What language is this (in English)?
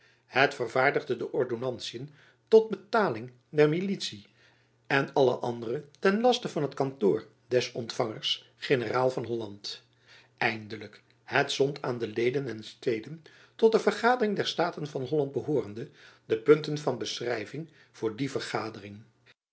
Dutch